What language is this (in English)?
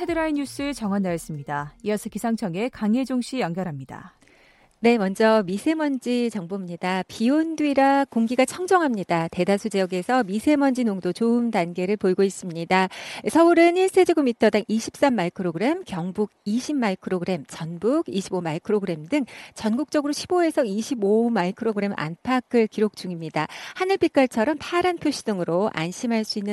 Korean